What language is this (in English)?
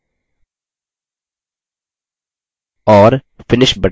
Hindi